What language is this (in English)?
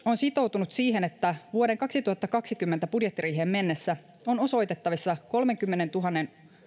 Finnish